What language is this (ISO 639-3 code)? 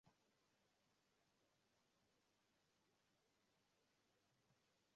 swa